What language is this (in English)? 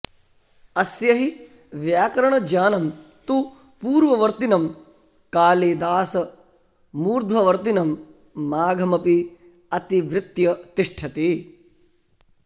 Sanskrit